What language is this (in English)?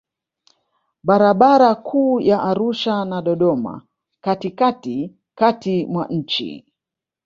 Swahili